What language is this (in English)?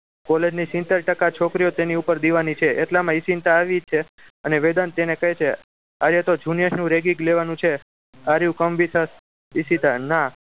Gujarati